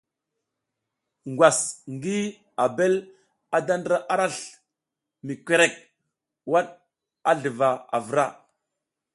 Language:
South Giziga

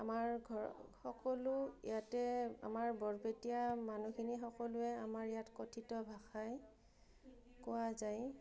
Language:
Assamese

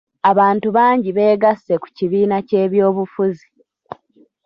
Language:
Ganda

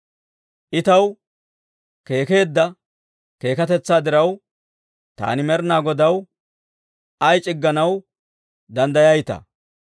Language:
Dawro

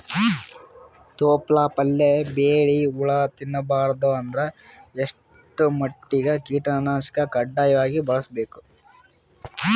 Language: Kannada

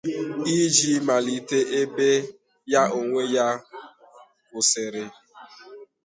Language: Igbo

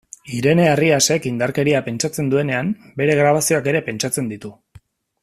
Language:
Basque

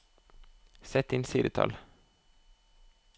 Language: Norwegian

